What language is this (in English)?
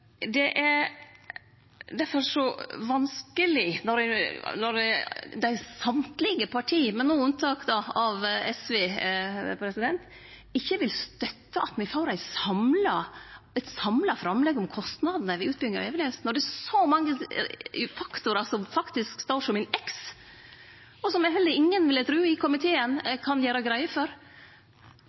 Norwegian Nynorsk